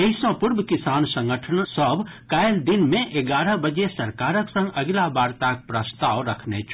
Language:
Maithili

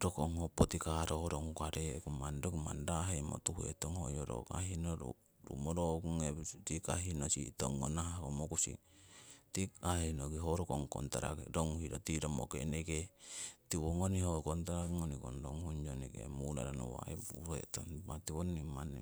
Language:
Siwai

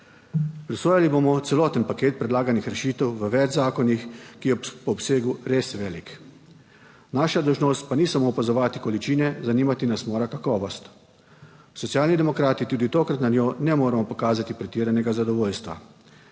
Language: Slovenian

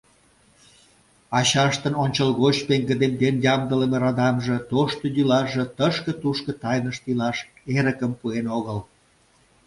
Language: Mari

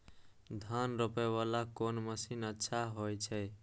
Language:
Maithili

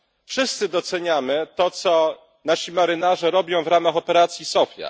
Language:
Polish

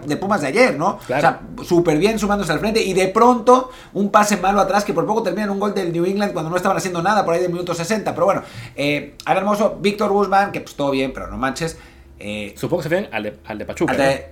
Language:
Spanish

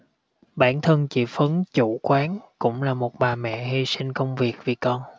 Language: Vietnamese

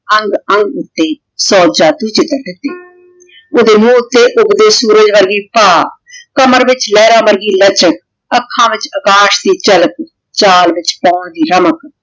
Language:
Punjabi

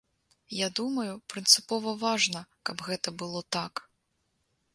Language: Belarusian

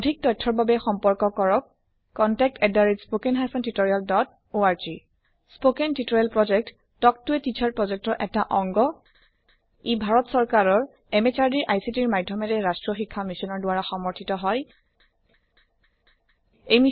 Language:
Assamese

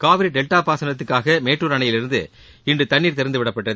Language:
Tamil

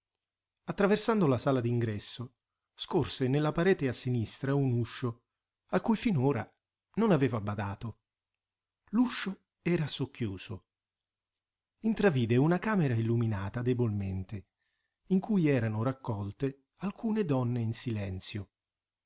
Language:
Italian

